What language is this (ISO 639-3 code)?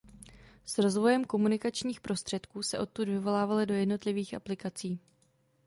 ces